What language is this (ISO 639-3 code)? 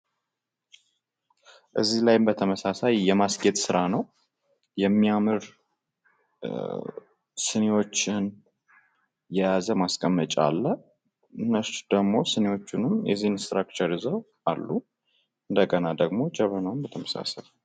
amh